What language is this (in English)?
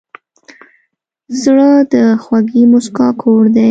Pashto